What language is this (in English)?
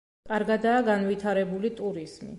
Georgian